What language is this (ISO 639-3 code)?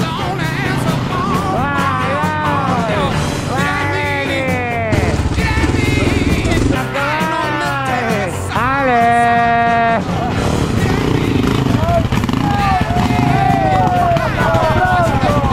ita